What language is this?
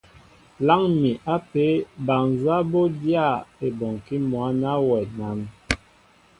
Mbo (Cameroon)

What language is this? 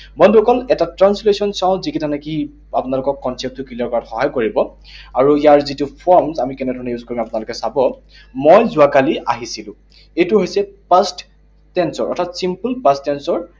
Assamese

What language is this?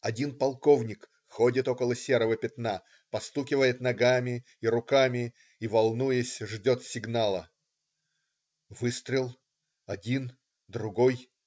Russian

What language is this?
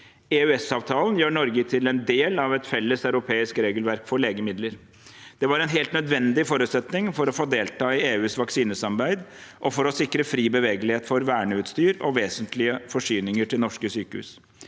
Norwegian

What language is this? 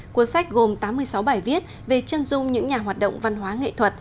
Vietnamese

